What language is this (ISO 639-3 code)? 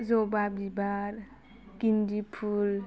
brx